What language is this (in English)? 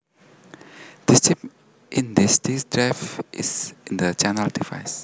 Javanese